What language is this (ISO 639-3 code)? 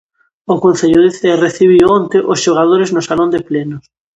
glg